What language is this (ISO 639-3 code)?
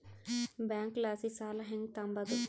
kan